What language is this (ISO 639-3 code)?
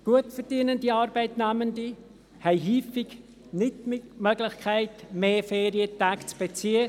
gsw